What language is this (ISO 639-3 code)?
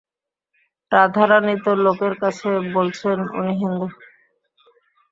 ben